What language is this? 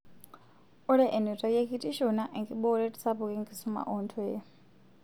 Masai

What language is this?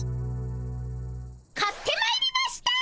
Japanese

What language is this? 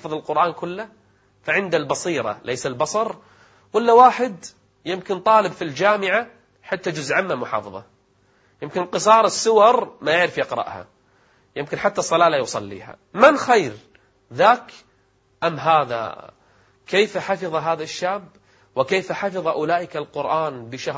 Arabic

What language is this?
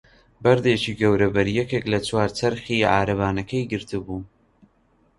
Central Kurdish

